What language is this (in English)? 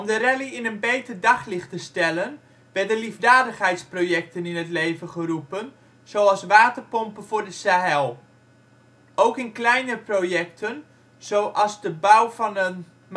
Dutch